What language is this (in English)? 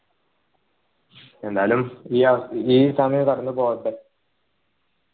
Malayalam